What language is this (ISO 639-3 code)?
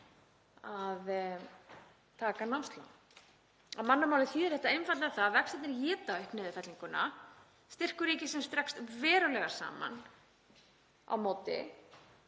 isl